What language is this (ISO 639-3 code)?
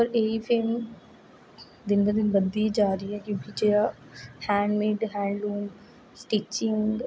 doi